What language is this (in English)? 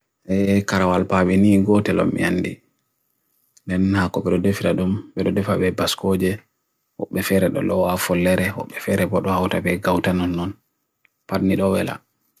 Bagirmi Fulfulde